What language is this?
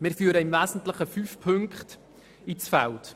Swiss German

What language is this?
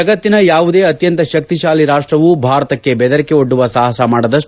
Kannada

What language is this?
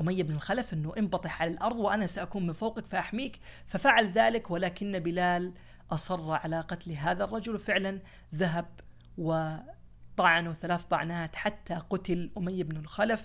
Arabic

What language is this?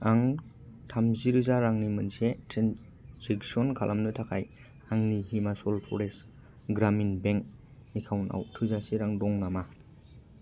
Bodo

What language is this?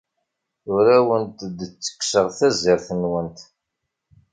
Kabyle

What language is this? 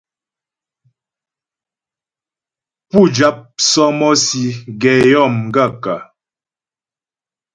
Ghomala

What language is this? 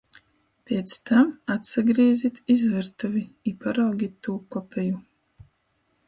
Latgalian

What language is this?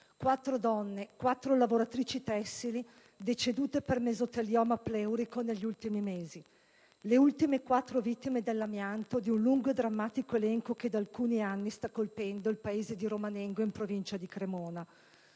Italian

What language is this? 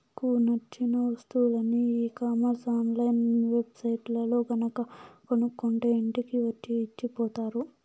Telugu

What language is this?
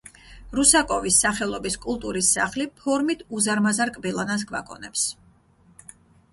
Georgian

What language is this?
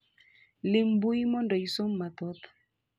Luo (Kenya and Tanzania)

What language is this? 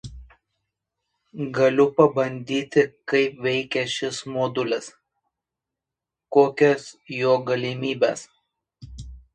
Lithuanian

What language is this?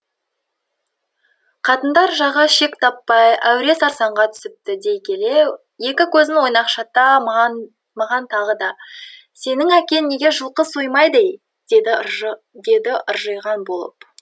Kazakh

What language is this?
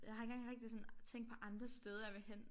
Danish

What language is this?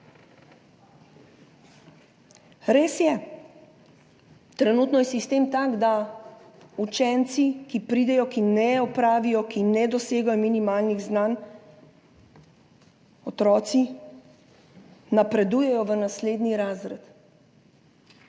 Slovenian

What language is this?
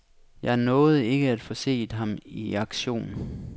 Danish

